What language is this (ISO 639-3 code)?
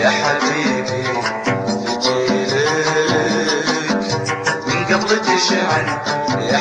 ara